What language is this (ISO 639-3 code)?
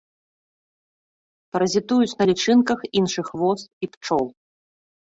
bel